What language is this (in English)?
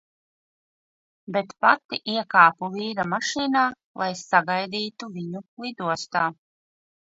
Latvian